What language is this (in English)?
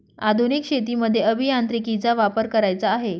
Marathi